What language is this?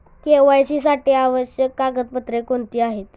Marathi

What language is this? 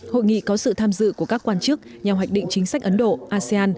Vietnamese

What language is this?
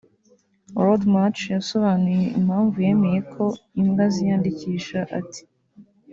Kinyarwanda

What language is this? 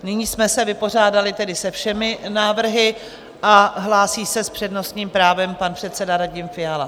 Czech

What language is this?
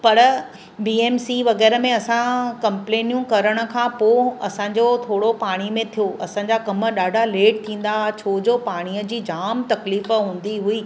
Sindhi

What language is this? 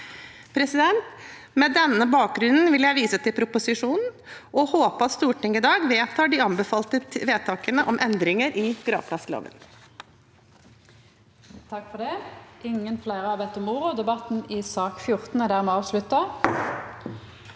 Norwegian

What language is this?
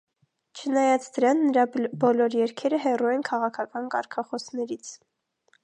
Armenian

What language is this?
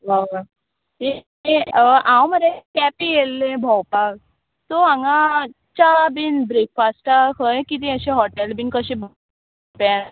Konkani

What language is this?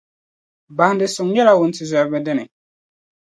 Dagbani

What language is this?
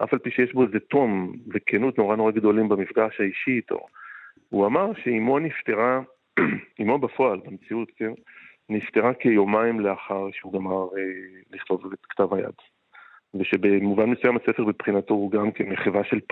Hebrew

